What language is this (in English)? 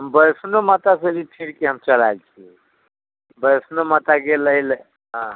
Maithili